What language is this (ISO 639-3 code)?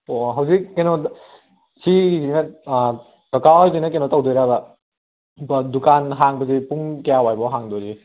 mni